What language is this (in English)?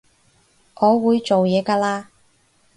Cantonese